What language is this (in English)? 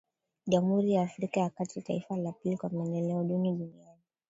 Swahili